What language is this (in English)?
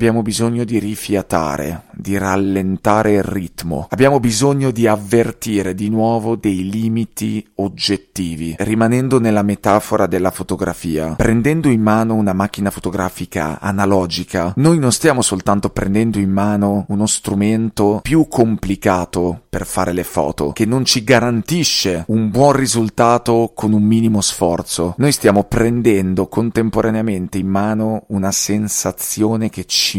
Italian